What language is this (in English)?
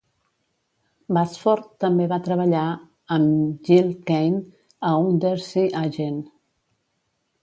Catalan